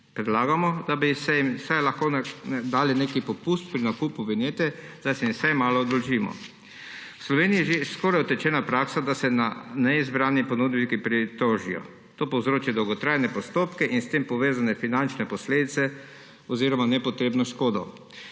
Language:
Slovenian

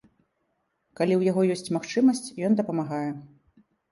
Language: Belarusian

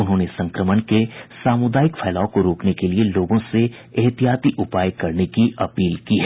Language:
Hindi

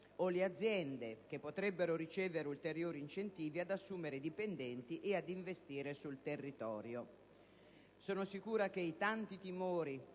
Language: Italian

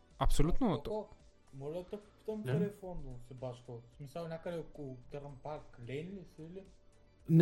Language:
Bulgarian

